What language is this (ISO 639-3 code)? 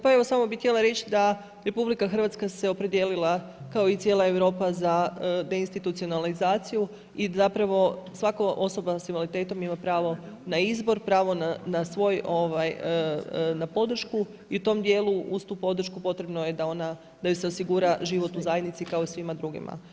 hrv